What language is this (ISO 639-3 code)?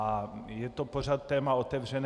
ces